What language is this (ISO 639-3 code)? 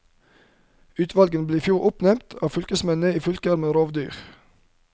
nor